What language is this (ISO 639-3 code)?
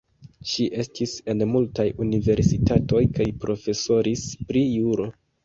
epo